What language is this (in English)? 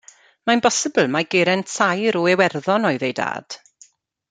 Welsh